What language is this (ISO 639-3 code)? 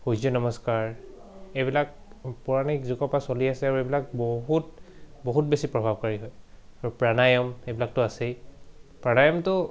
asm